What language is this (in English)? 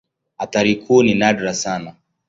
Swahili